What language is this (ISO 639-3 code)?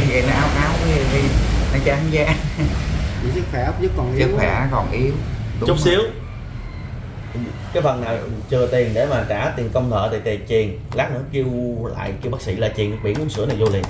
vie